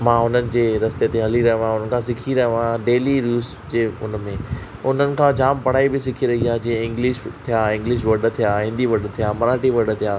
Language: Sindhi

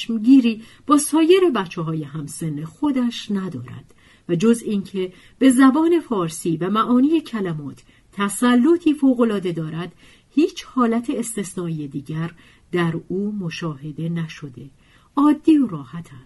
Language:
Persian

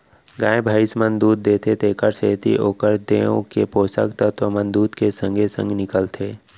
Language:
Chhattisgarhi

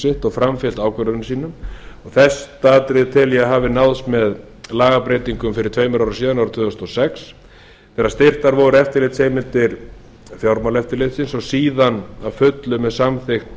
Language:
Icelandic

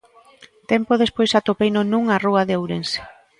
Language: Galician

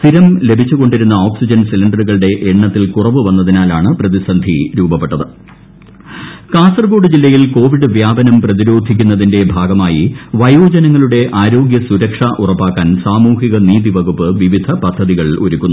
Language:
Malayalam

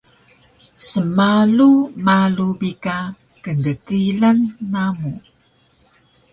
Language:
Taroko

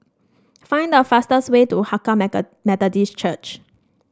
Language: English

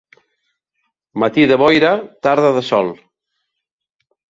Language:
Catalan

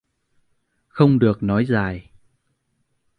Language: Vietnamese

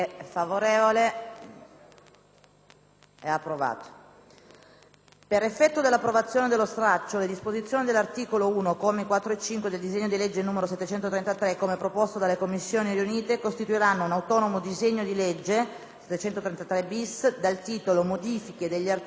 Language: Italian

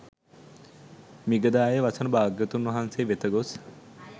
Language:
Sinhala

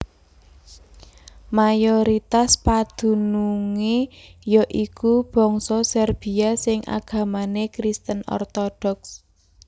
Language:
Javanese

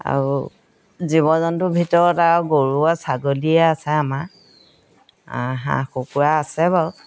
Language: Assamese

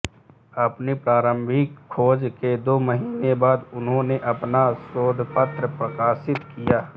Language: Hindi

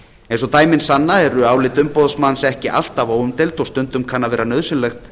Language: Icelandic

